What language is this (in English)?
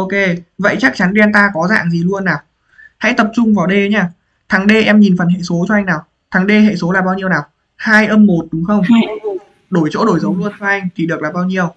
Vietnamese